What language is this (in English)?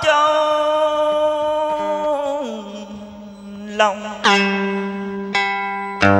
Vietnamese